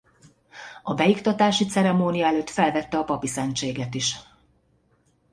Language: Hungarian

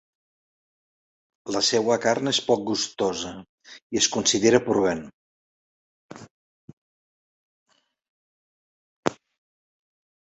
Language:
Catalan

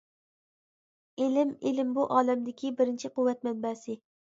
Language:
Uyghur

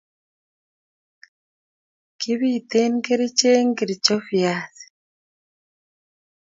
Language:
Kalenjin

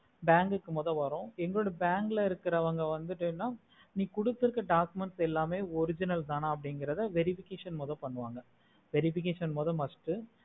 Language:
Tamil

